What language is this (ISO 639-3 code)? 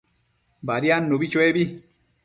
mcf